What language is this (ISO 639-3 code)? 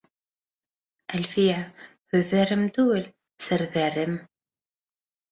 bak